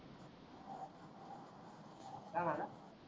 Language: Marathi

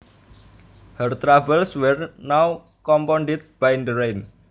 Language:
Javanese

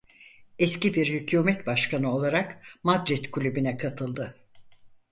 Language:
Turkish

